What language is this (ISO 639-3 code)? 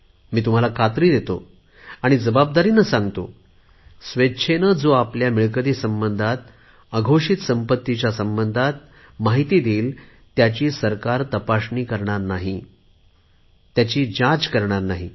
mar